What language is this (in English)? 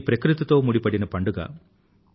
Telugu